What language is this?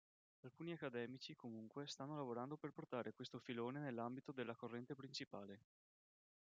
Italian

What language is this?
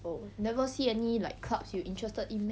English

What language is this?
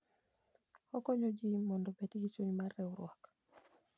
Luo (Kenya and Tanzania)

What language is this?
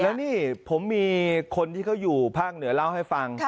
Thai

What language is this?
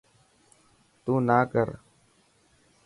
Dhatki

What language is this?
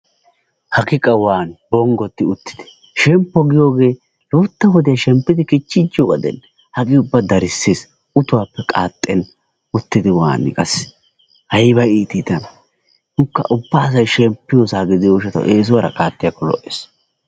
Wolaytta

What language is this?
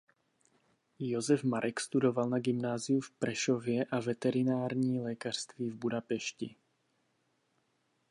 Czech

